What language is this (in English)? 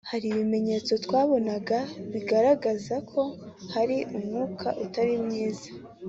Kinyarwanda